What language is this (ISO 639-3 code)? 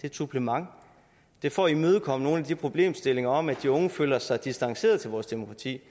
dan